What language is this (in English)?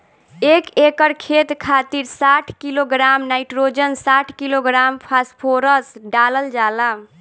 Bhojpuri